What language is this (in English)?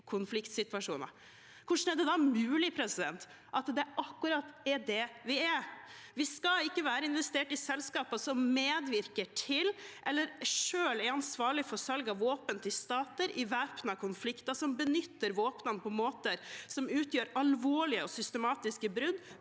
Norwegian